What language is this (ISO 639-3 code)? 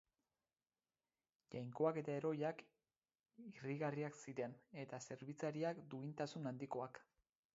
eus